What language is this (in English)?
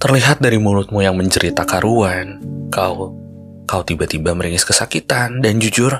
Indonesian